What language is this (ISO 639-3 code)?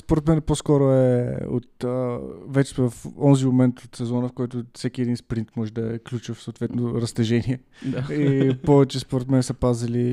bul